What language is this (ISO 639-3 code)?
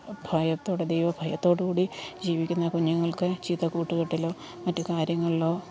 mal